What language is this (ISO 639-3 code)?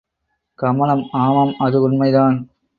tam